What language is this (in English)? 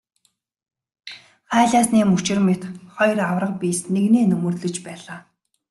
Mongolian